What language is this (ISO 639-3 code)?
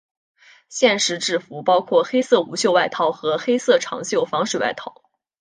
zho